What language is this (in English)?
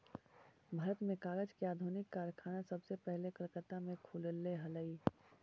Magahi